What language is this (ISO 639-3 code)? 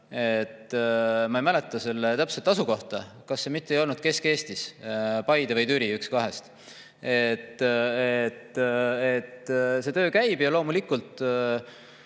est